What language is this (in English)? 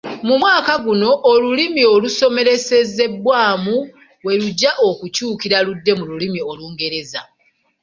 Ganda